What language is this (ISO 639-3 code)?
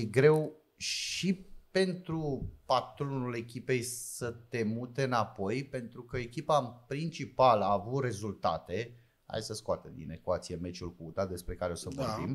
ron